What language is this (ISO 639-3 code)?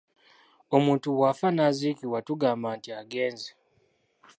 lug